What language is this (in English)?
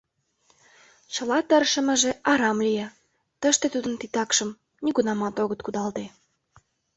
Mari